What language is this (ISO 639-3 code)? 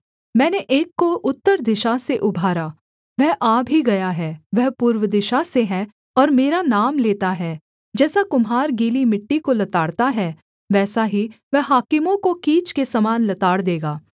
hin